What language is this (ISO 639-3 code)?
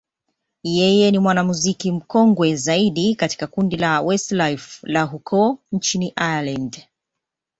swa